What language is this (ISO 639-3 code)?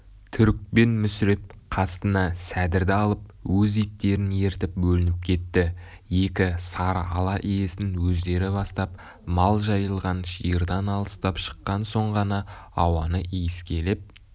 kaz